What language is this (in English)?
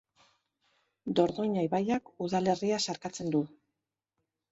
Basque